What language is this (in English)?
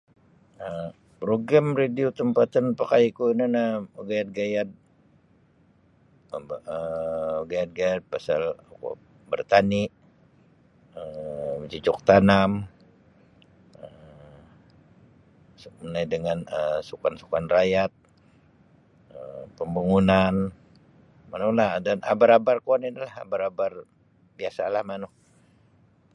Sabah Bisaya